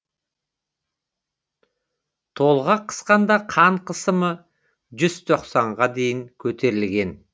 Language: Kazakh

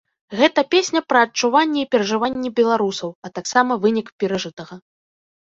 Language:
Belarusian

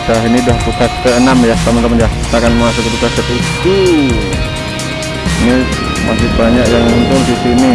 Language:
Indonesian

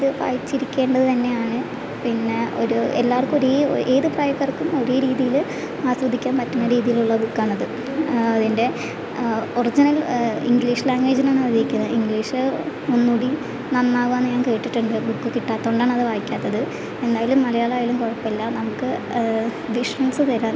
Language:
Malayalam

